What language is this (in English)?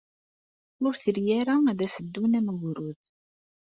Kabyle